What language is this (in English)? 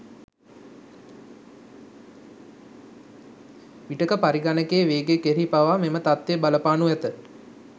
Sinhala